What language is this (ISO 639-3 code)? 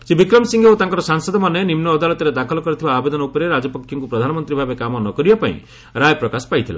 ori